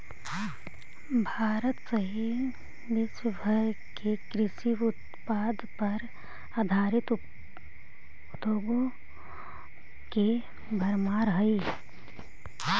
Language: Magahi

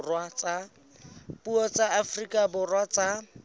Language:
Southern Sotho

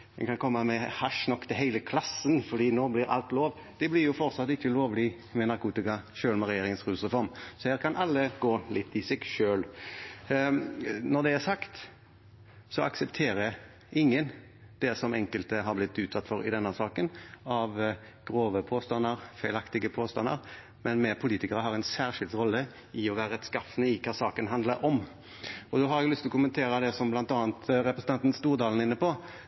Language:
Norwegian Bokmål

